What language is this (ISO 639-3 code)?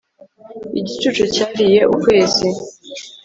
kin